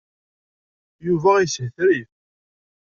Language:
Kabyle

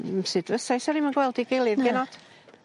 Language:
Welsh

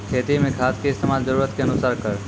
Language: Maithili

